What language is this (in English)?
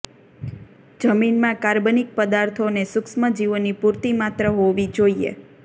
Gujarati